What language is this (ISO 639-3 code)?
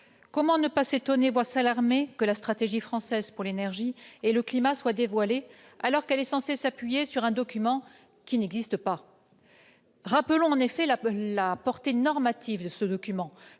fra